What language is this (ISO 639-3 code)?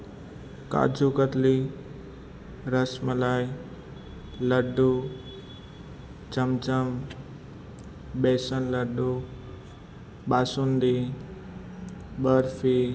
guj